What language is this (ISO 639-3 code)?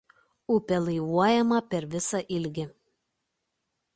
lit